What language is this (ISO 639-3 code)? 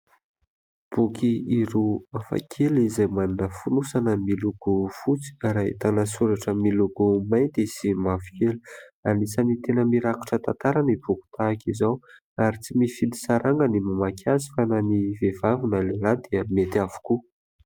mlg